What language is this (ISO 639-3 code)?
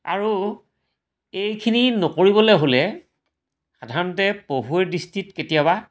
asm